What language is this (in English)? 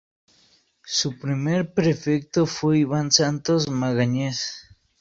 Spanish